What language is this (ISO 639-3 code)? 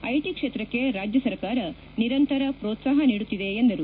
kan